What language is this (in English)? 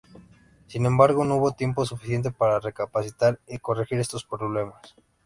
Spanish